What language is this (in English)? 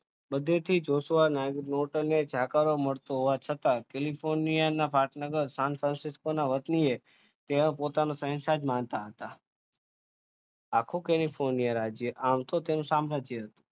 Gujarati